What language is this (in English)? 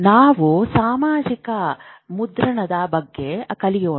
Kannada